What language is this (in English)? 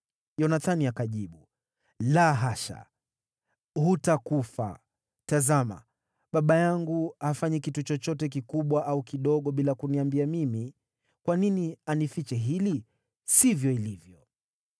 Swahili